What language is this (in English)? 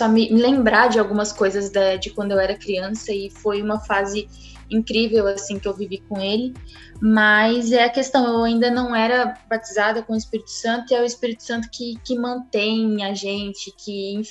Portuguese